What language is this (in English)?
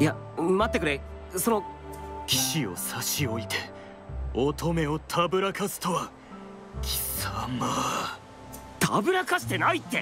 Japanese